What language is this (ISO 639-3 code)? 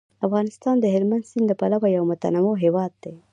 pus